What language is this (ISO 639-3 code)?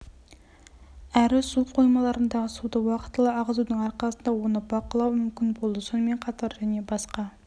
kaz